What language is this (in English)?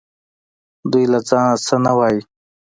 Pashto